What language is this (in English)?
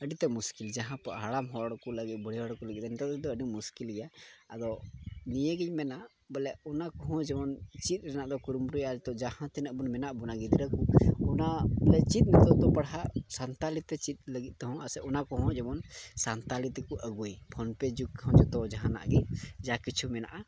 Santali